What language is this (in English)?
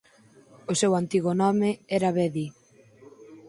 Galician